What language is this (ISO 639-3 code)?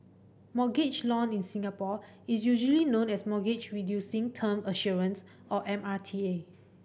eng